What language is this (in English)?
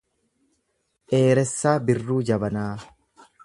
Oromo